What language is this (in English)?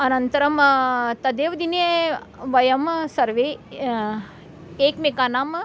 Sanskrit